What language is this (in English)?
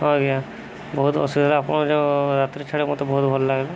Odia